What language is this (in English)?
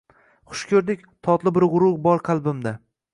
Uzbek